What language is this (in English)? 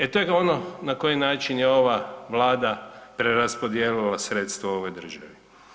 Croatian